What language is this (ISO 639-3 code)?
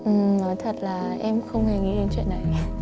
vie